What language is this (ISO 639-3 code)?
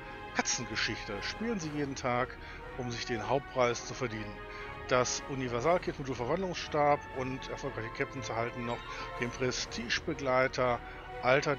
deu